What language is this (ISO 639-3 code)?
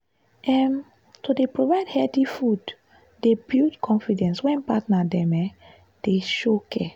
pcm